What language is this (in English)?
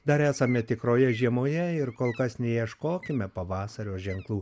Lithuanian